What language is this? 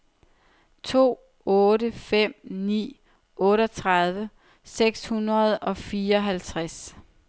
Danish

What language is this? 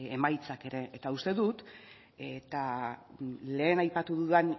Basque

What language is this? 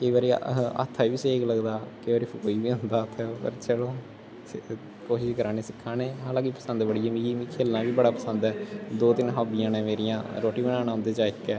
Dogri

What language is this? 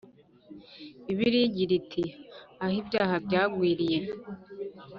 Kinyarwanda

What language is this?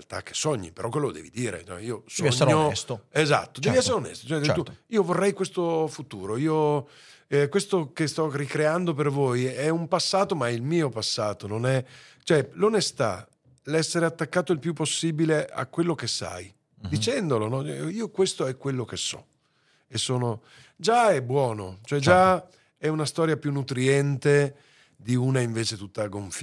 Italian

